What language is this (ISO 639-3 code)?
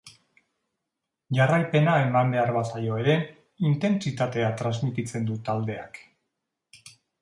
eus